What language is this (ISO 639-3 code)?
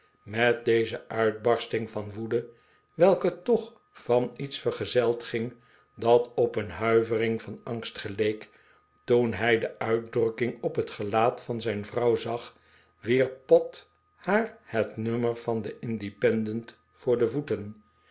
nld